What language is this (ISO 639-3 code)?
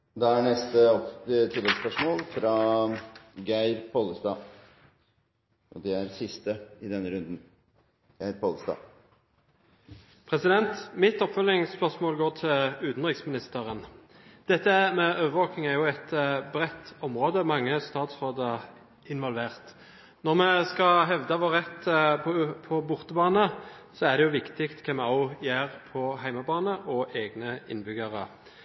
nor